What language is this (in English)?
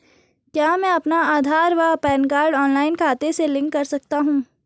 Hindi